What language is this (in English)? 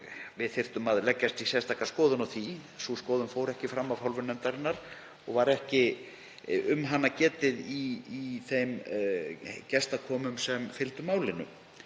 Icelandic